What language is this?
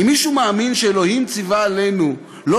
Hebrew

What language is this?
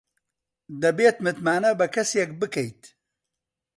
Central Kurdish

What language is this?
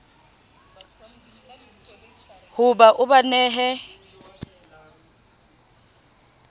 Southern Sotho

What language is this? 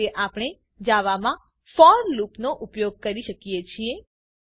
Gujarati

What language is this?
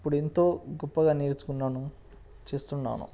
Telugu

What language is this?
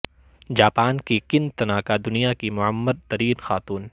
Urdu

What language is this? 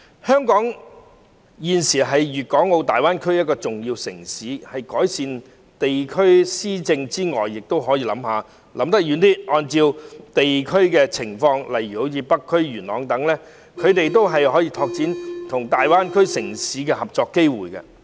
Cantonese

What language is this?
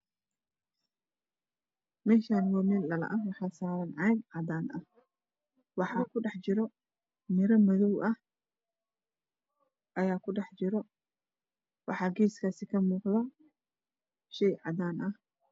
Somali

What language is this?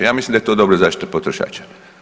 Croatian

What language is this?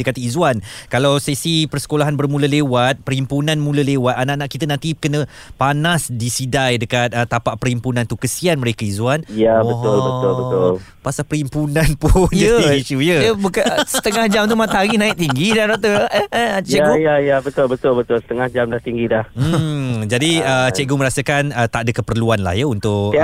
Malay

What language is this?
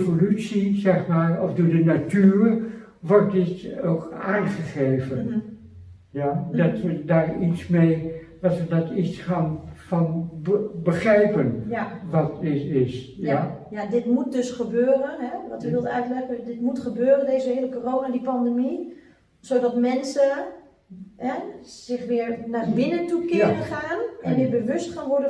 Dutch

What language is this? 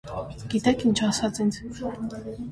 Armenian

